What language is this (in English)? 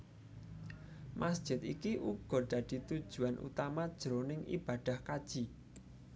Javanese